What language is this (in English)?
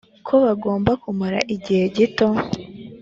Kinyarwanda